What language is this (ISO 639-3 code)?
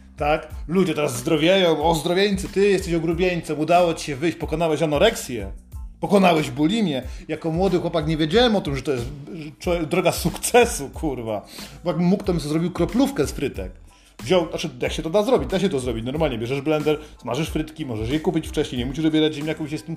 pol